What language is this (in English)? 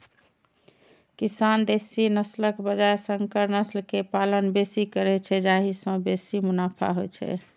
Maithili